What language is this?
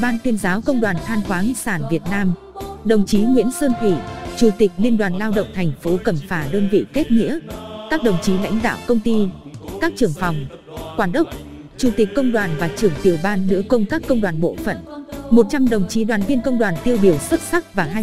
Vietnamese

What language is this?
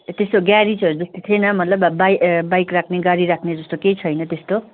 Nepali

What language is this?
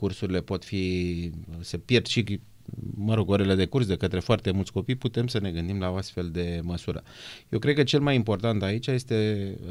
Romanian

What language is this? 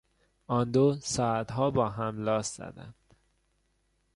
Persian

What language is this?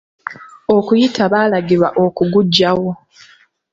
Ganda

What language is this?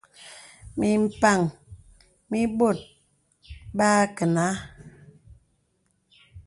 Bebele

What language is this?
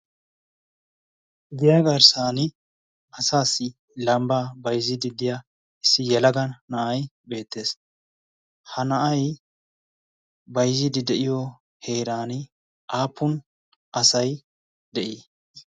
Wolaytta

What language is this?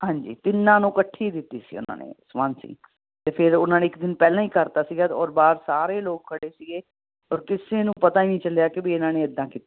Punjabi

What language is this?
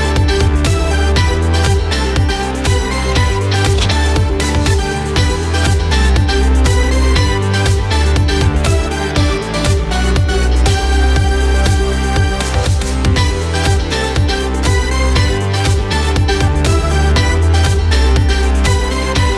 Malay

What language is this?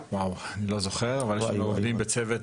Hebrew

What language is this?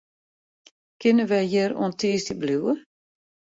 Western Frisian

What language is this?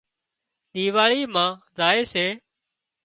Wadiyara Koli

